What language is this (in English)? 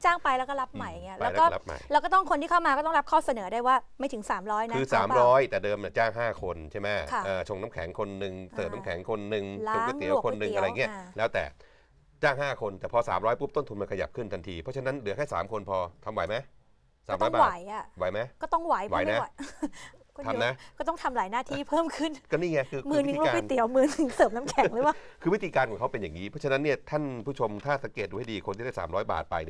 Thai